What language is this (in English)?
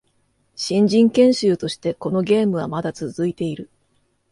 Japanese